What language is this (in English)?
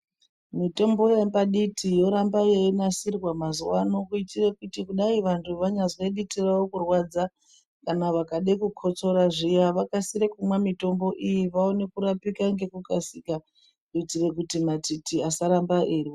Ndau